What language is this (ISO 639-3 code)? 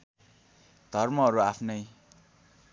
nep